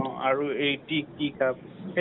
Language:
Assamese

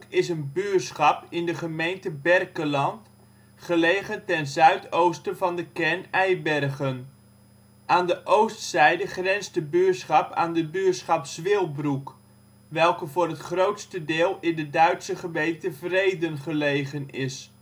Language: Dutch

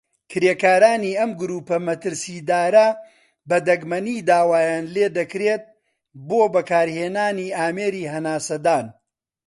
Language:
Central Kurdish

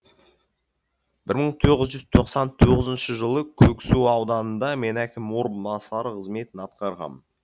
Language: Kazakh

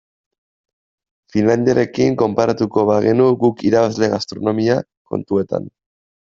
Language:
Basque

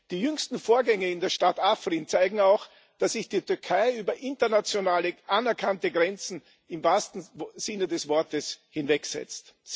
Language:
German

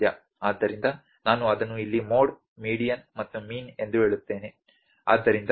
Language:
Kannada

